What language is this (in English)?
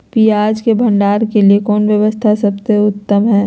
Magahi